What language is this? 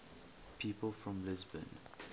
English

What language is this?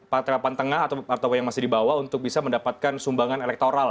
Indonesian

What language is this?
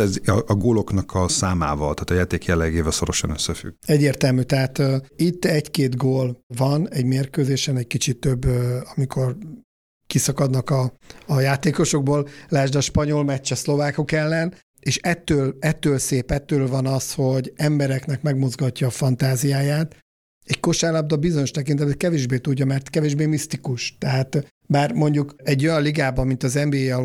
Hungarian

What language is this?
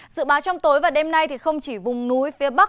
Vietnamese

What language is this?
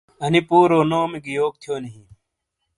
Shina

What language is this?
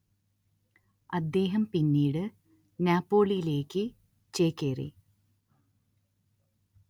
Malayalam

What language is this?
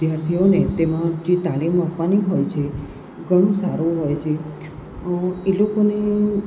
Gujarati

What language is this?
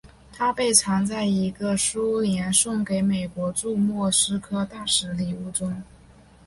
Chinese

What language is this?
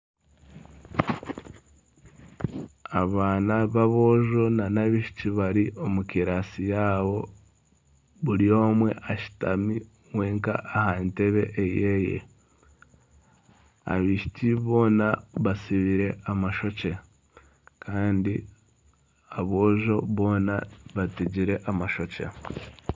Nyankole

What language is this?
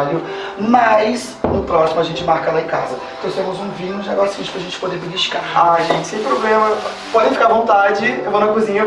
Portuguese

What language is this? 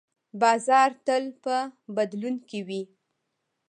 Pashto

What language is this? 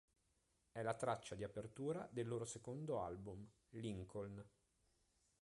Italian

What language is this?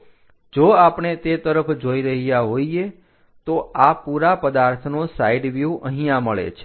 Gujarati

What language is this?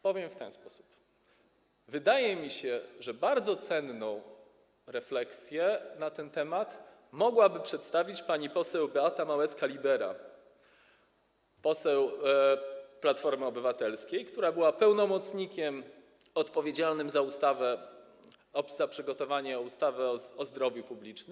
Polish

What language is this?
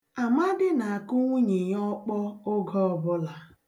Igbo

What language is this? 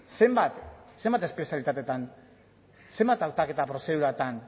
Basque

